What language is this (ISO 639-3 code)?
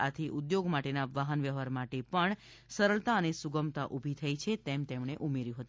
guj